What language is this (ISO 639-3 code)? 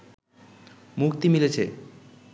ben